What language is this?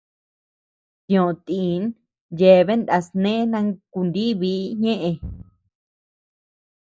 Tepeuxila Cuicatec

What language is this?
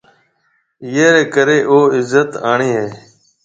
Marwari (Pakistan)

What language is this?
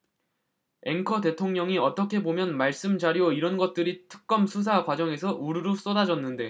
Korean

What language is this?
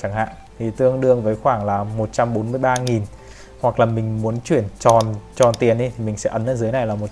Vietnamese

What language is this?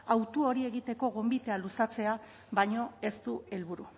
Basque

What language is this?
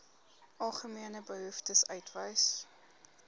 Afrikaans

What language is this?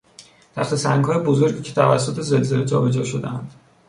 Persian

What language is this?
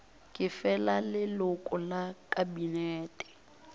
Northern Sotho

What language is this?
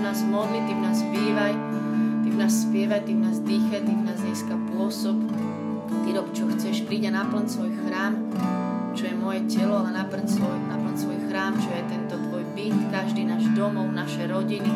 Slovak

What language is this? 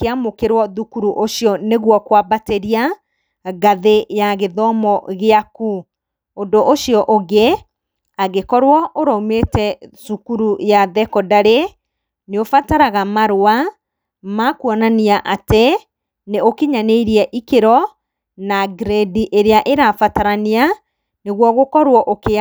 Kikuyu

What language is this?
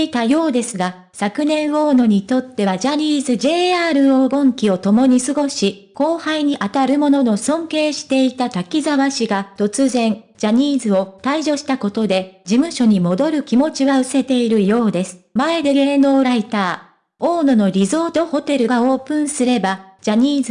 Japanese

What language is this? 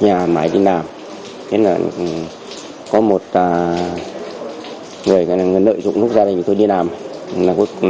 Vietnamese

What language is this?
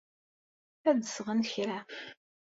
Kabyle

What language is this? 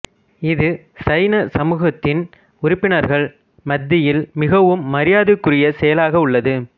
Tamil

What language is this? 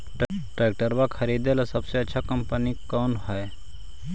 Magahi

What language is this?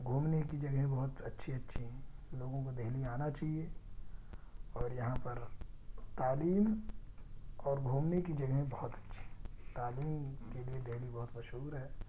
Urdu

